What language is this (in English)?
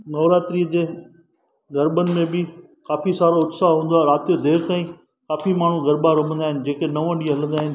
Sindhi